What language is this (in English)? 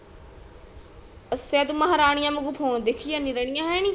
Punjabi